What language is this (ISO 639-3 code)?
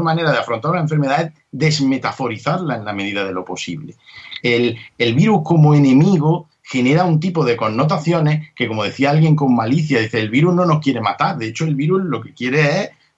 spa